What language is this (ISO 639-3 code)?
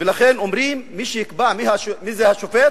heb